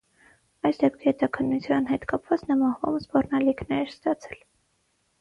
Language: Armenian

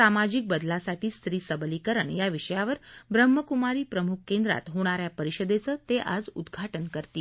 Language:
Marathi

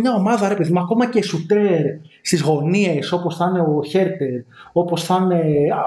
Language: Greek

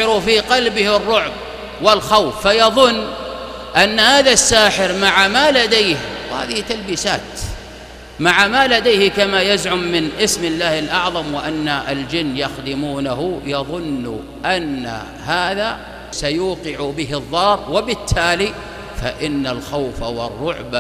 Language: Arabic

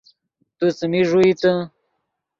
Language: Yidgha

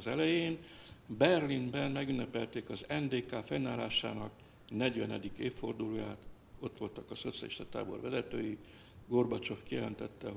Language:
Hungarian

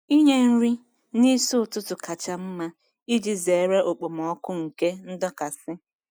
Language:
Igbo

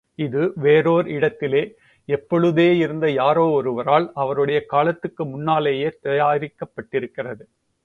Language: Tamil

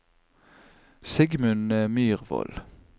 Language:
Norwegian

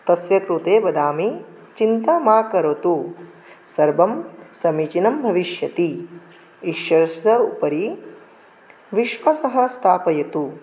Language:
Sanskrit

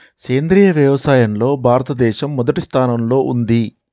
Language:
Telugu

